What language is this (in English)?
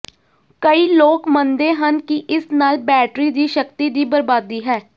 Punjabi